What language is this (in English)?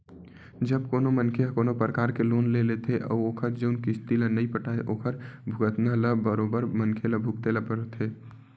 Chhattisgarhi